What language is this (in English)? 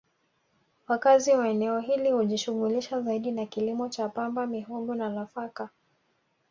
Swahili